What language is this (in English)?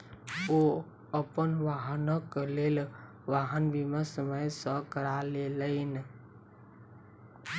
Maithili